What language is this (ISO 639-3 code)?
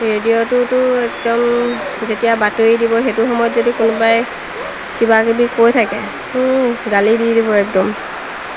asm